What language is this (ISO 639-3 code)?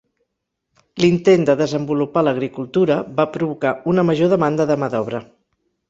cat